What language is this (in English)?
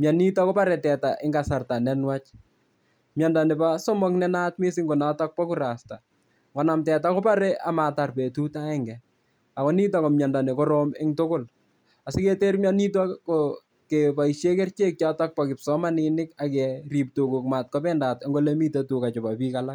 Kalenjin